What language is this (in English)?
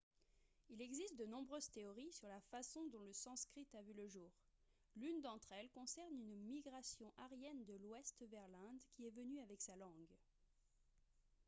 French